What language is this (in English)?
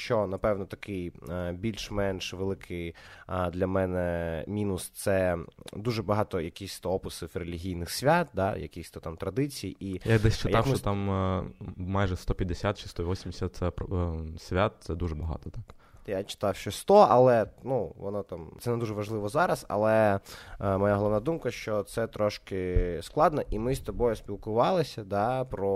Ukrainian